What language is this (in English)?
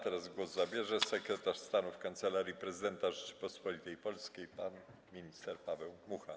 Polish